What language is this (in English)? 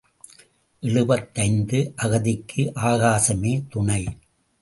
Tamil